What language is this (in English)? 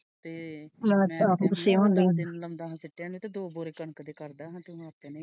Punjabi